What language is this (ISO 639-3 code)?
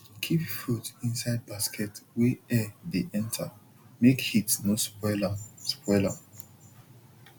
pcm